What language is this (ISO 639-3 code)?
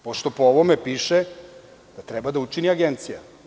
srp